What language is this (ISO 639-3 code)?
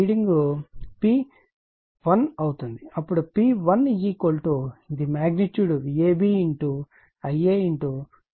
tel